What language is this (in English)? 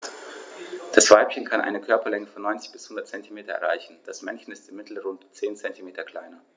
German